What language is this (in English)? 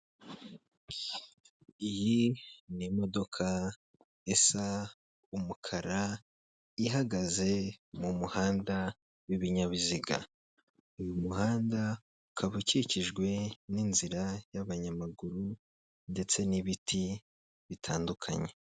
Kinyarwanda